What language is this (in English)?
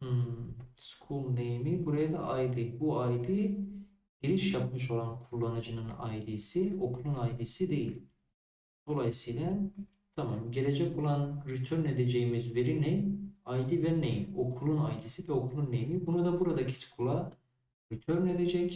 Turkish